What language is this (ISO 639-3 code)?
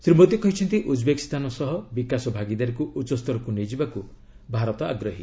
ori